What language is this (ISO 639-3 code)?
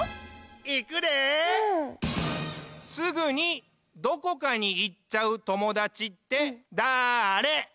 jpn